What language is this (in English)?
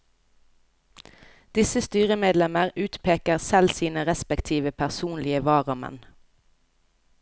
Norwegian